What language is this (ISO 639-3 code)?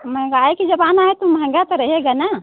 hin